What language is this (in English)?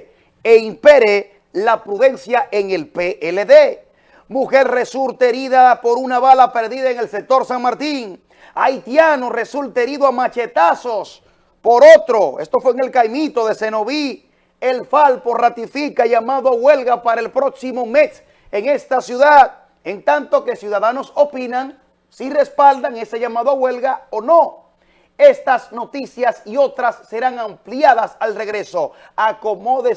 Spanish